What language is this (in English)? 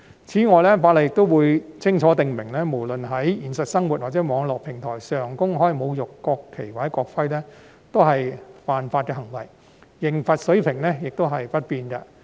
Cantonese